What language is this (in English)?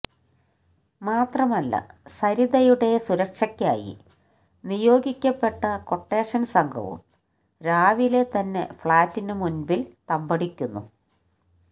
Malayalam